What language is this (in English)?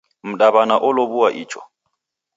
Taita